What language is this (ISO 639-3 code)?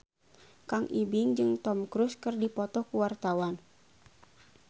sun